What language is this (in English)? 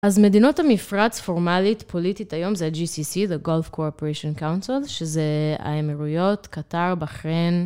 Hebrew